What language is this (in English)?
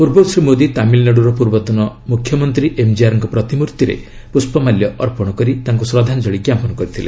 Odia